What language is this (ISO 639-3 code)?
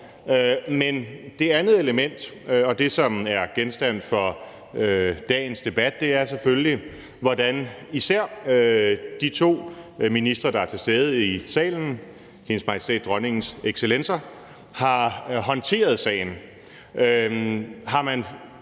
dan